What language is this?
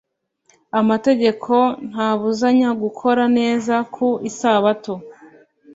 Kinyarwanda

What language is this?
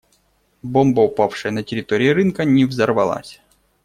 Russian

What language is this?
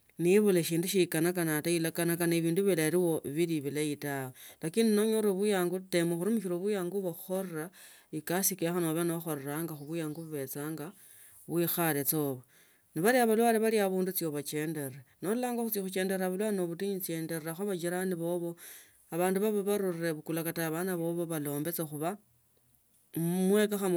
Tsotso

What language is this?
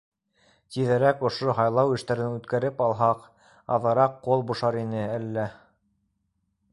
Bashkir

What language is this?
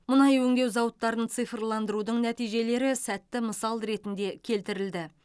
Kazakh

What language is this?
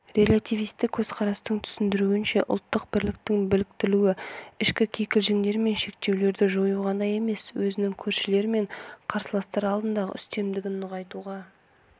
Kazakh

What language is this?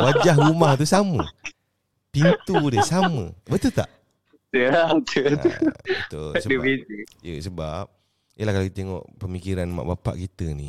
Malay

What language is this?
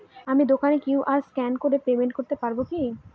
Bangla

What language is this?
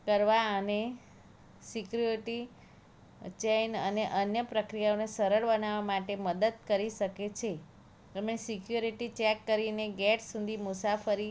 Gujarati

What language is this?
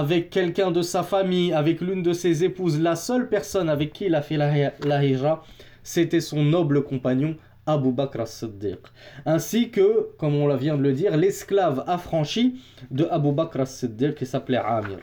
French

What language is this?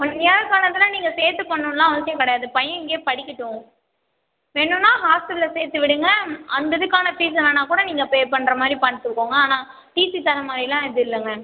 Tamil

